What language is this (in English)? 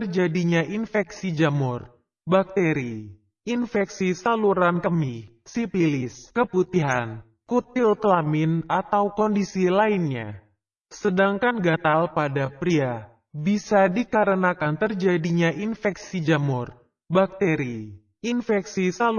Indonesian